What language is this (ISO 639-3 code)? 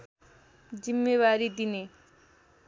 nep